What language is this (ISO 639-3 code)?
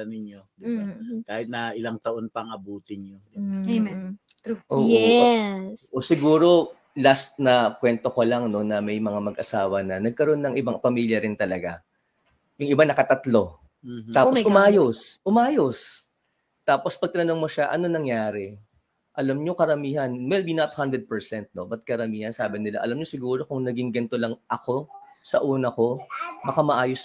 fil